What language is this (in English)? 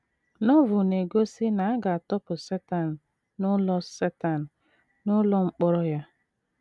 Igbo